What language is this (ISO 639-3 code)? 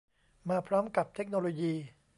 tha